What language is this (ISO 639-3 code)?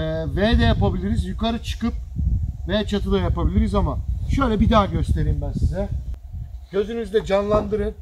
tur